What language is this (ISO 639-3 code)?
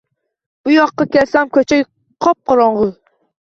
uzb